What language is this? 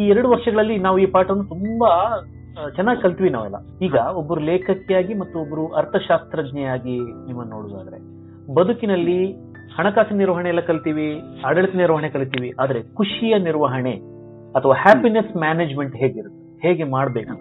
Kannada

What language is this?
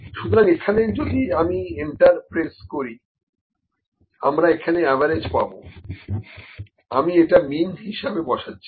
Bangla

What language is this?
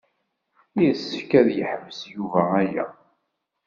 Kabyle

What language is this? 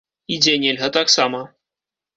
Belarusian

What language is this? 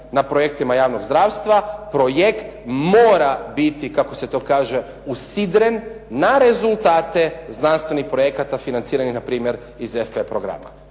Croatian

